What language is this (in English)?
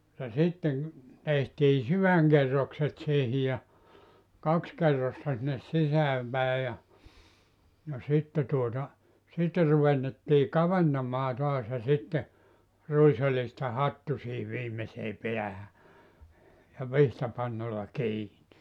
Finnish